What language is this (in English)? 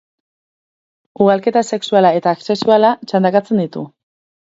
Basque